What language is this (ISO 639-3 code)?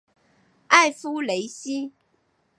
zho